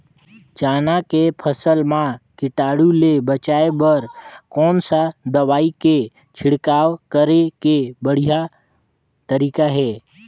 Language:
Chhattisgarhi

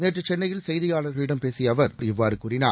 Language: Tamil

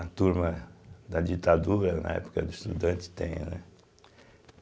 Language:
Portuguese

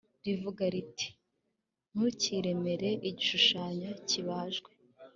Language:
Kinyarwanda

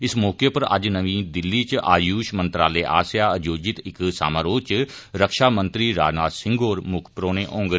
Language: Dogri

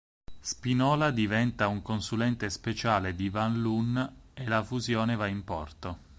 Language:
Italian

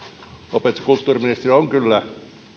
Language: Finnish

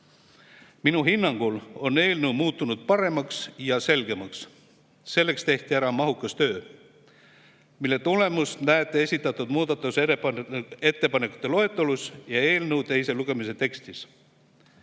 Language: Estonian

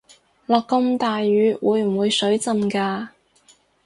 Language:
Cantonese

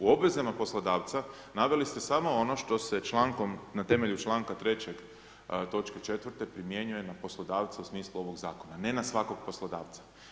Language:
Croatian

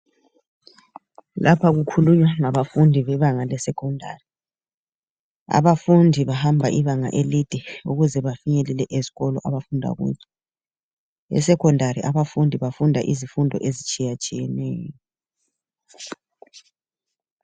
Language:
North Ndebele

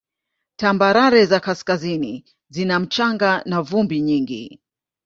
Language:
Swahili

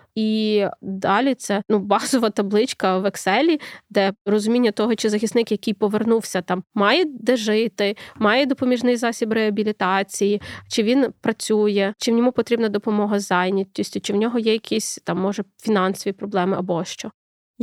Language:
Ukrainian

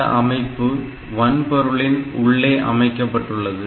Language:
Tamil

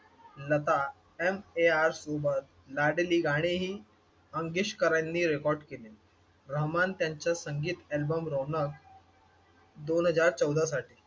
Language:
Marathi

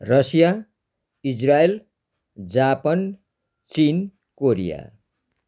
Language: Nepali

